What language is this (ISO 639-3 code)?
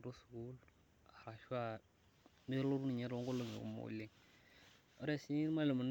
mas